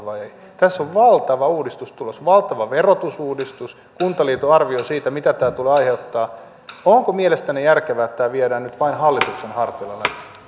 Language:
Finnish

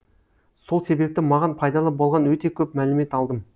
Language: Kazakh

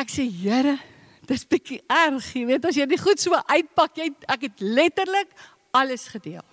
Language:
Dutch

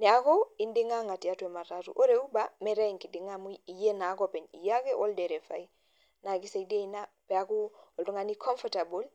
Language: Masai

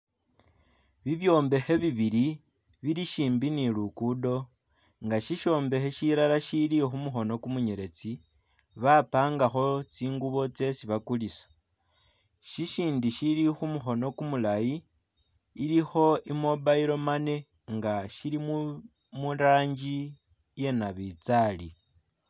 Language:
Masaaba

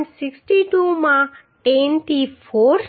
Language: Gujarati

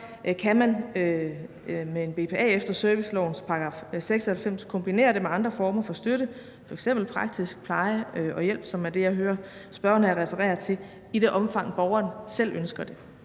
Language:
Danish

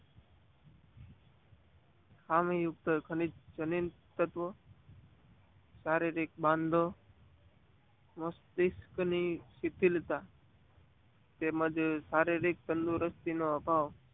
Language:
Gujarati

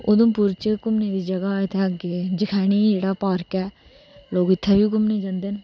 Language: Dogri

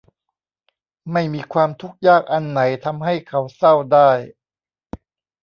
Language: Thai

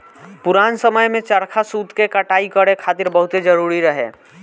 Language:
Bhojpuri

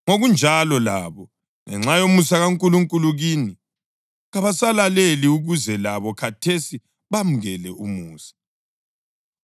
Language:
North Ndebele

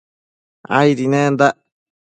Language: Matsés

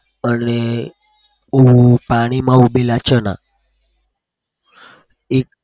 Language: Gujarati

